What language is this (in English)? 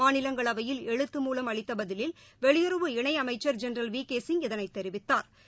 Tamil